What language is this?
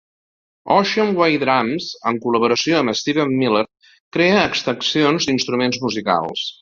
Catalan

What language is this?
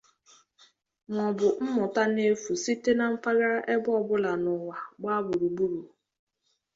Igbo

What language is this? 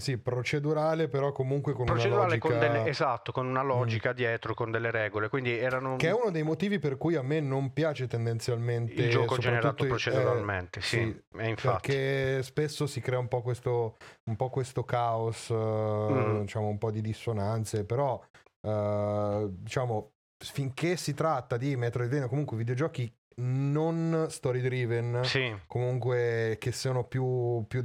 Italian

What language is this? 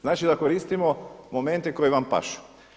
Croatian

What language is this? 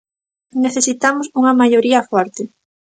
Galician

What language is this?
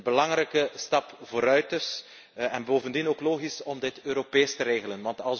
Dutch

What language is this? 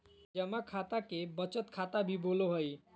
Magahi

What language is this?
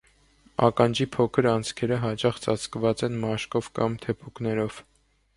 Armenian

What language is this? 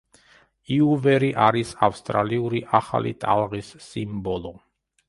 Georgian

